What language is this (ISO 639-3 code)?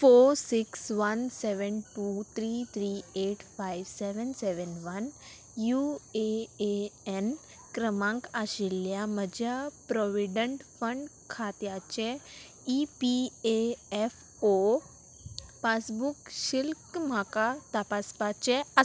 kok